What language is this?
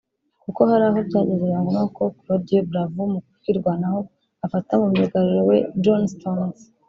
Kinyarwanda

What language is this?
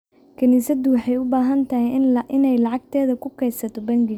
Somali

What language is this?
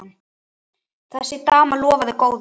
Icelandic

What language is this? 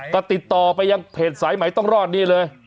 Thai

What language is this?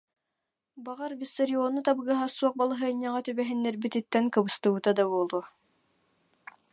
Yakut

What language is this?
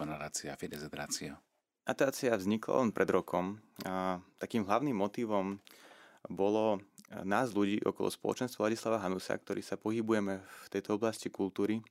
Slovak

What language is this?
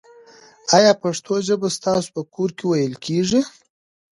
Pashto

